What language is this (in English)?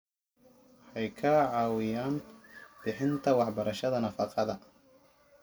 Somali